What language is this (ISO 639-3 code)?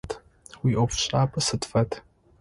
ady